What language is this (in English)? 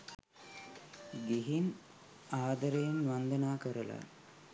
Sinhala